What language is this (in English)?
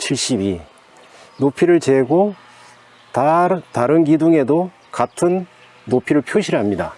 Korean